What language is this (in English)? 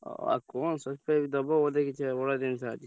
Odia